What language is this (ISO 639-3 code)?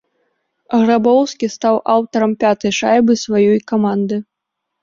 bel